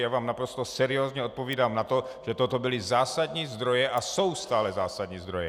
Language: Czech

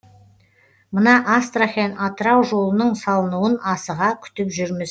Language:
Kazakh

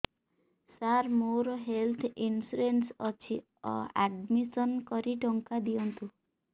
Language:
Odia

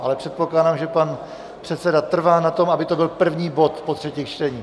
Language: Czech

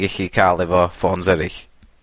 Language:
Welsh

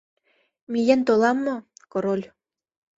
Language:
Mari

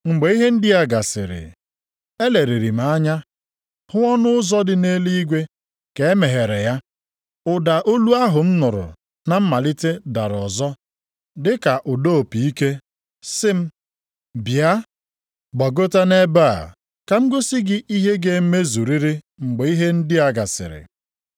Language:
Igbo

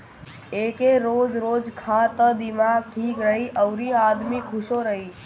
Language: Bhojpuri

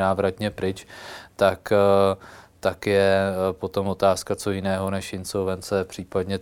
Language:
Czech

